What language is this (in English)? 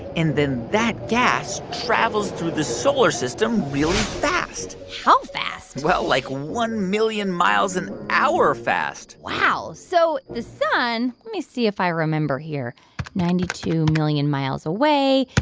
English